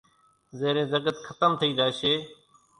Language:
Kachi Koli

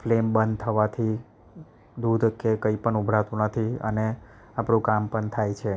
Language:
Gujarati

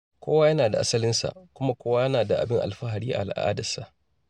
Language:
Hausa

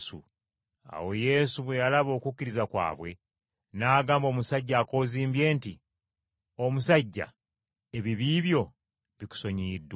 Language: Ganda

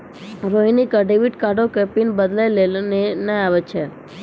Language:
Maithili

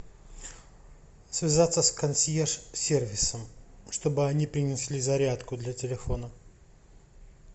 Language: Russian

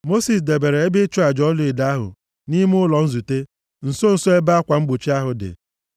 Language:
Igbo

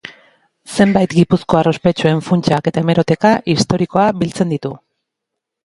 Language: Basque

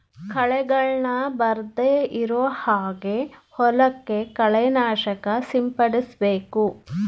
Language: Kannada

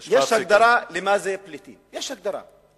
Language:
Hebrew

